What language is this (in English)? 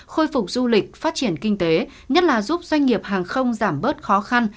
Vietnamese